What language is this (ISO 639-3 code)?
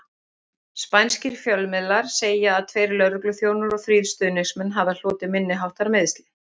isl